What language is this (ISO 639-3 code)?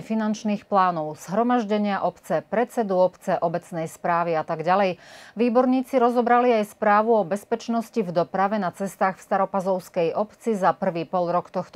slk